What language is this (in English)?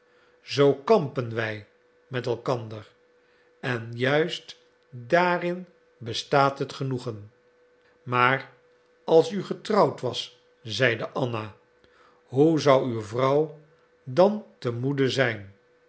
Dutch